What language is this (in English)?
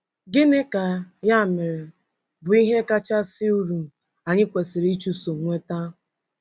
Igbo